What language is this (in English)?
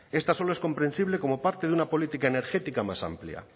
Spanish